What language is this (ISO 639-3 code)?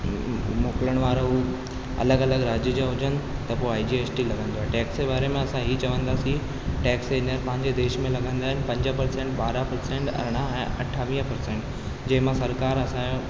snd